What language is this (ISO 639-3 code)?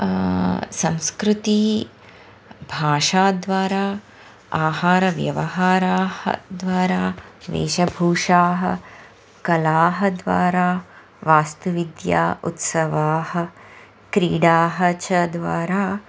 san